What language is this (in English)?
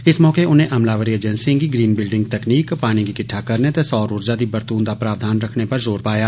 Dogri